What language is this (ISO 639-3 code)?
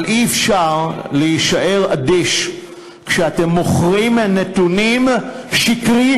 heb